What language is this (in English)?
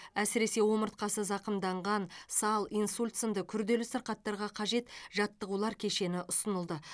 Kazakh